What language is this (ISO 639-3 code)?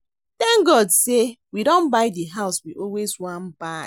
pcm